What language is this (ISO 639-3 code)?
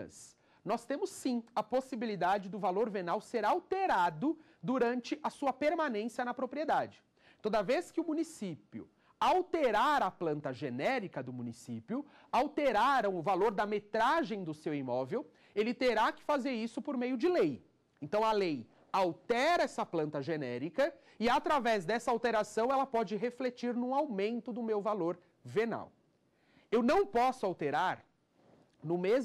por